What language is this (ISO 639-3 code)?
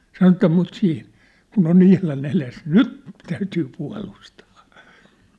fin